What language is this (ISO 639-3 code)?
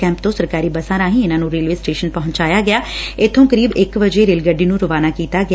pan